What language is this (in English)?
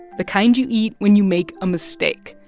English